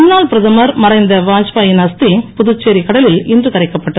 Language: Tamil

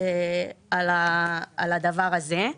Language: Hebrew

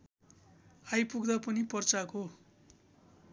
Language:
Nepali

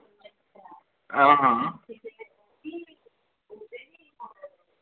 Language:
Dogri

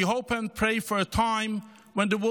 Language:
Hebrew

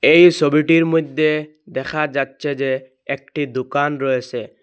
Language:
Bangla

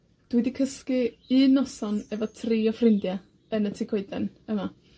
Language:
Welsh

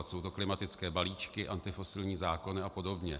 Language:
Czech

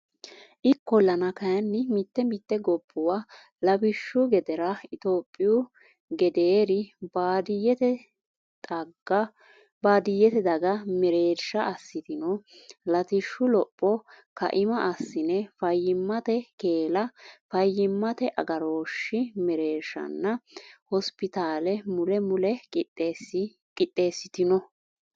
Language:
Sidamo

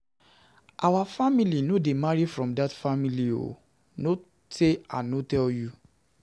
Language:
Nigerian Pidgin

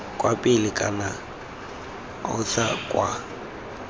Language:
Tswana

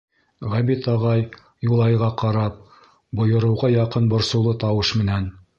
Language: Bashkir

